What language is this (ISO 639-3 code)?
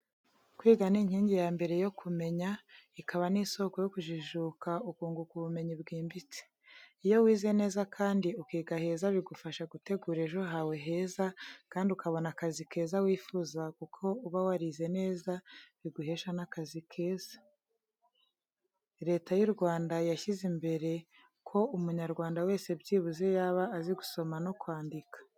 kin